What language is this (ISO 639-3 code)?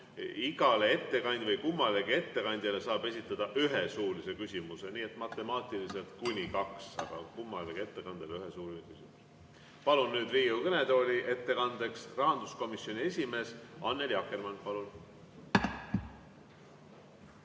est